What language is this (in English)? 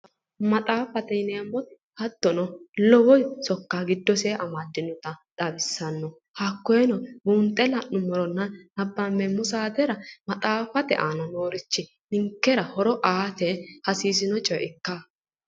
Sidamo